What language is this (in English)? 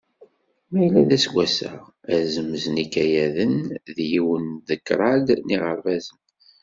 Kabyle